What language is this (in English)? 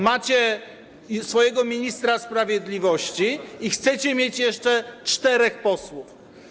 Polish